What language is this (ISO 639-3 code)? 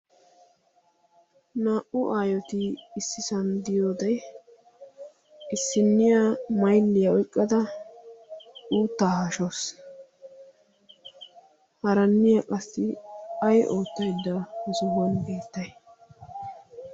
wal